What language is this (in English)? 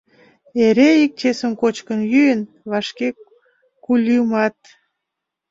Mari